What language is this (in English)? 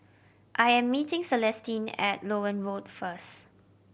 English